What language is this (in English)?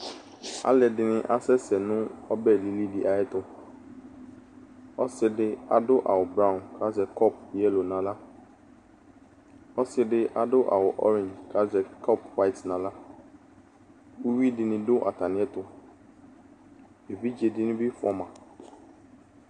Ikposo